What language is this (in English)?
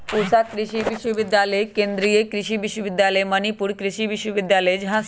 Magahi